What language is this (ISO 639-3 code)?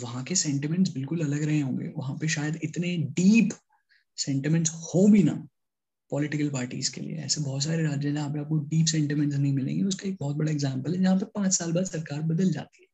hin